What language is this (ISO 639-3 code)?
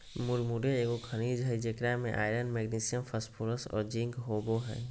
mag